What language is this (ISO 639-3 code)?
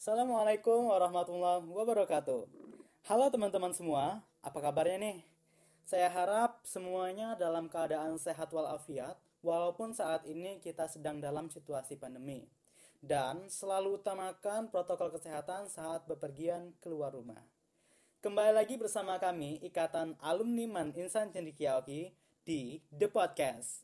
ind